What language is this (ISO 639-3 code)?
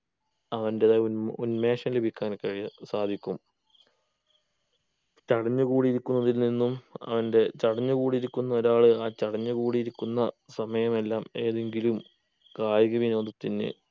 mal